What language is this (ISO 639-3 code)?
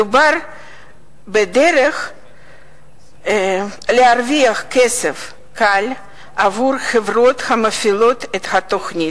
heb